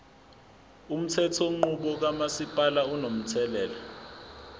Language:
Zulu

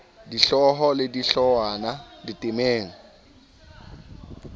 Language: Southern Sotho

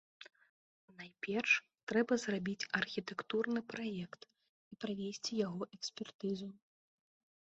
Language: Belarusian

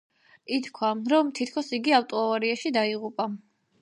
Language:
Georgian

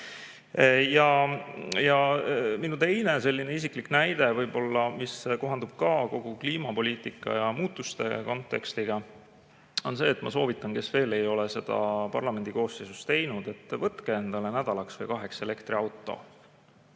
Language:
Estonian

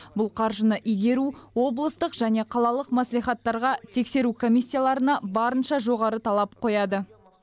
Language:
Kazakh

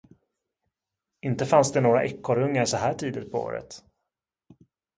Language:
Swedish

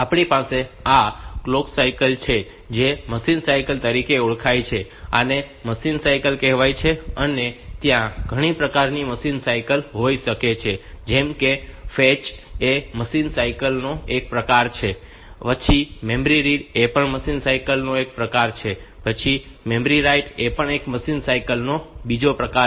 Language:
Gujarati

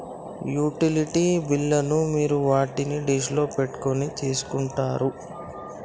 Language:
Telugu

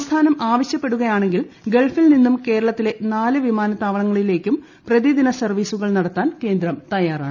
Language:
Malayalam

